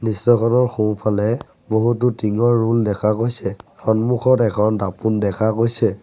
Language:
Assamese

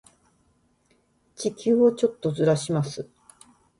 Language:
Japanese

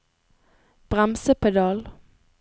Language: Norwegian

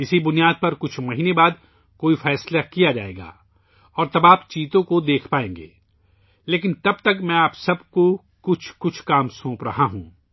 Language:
Urdu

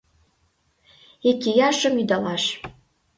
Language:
Mari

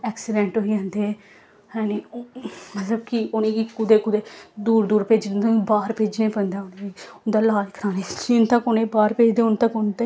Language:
Dogri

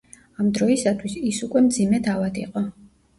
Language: Georgian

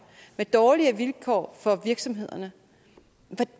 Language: Danish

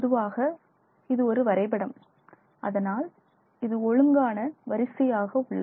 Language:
Tamil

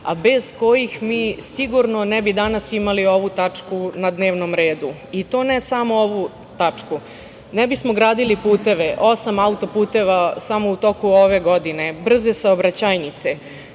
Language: Serbian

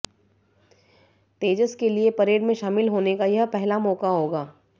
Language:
Hindi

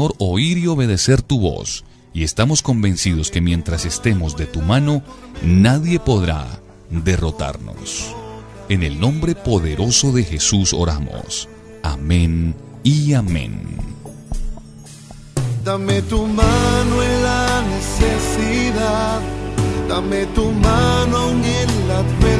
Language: Spanish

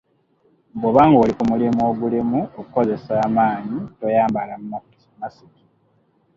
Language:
Ganda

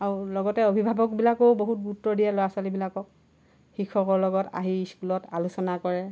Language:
Assamese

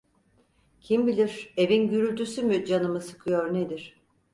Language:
Turkish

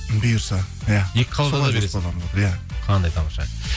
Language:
Kazakh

